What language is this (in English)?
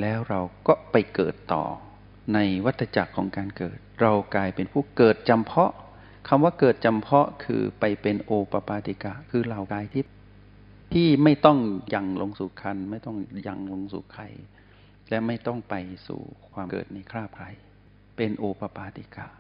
Thai